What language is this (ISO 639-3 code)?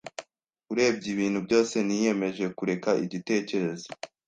kin